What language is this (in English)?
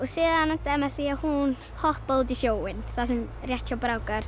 Icelandic